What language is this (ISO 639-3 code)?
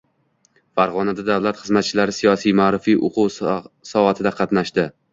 uzb